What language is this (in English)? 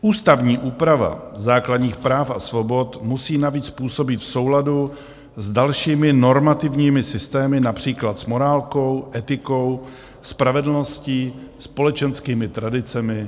Czech